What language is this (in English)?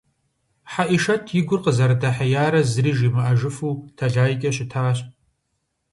Kabardian